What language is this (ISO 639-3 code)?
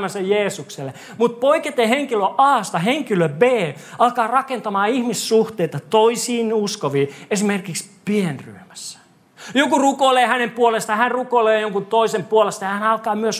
fin